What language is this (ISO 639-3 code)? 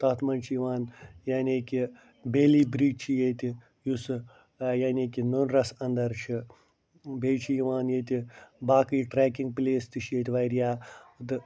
kas